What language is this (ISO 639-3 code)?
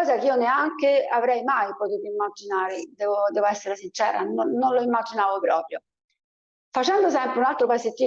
ita